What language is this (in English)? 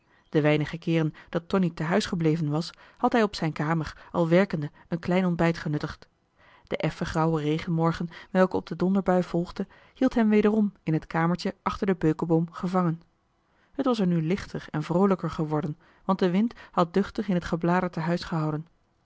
Dutch